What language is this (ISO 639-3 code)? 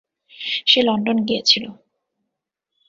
ben